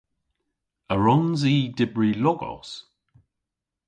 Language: Cornish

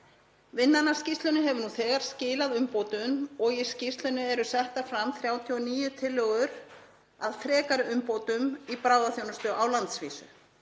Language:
Icelandic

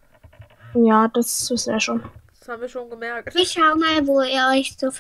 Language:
German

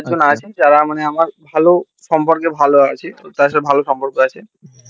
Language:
Bangla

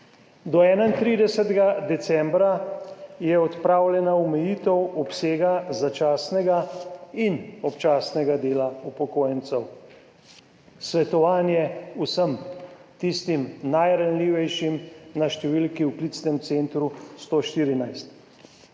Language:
Slovenian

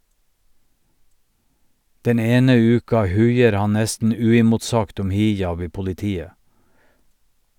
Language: Norwegian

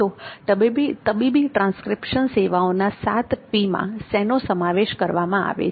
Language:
Gujarati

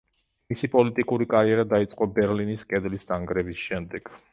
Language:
Georgian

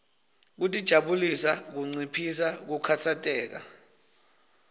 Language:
Swati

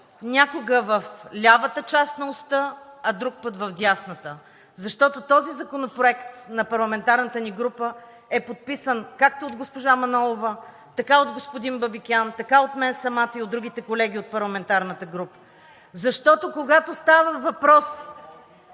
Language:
Bulgarian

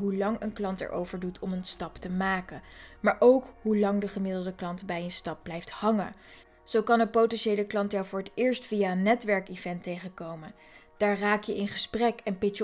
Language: Dutch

